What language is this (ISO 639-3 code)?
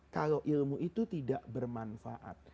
ind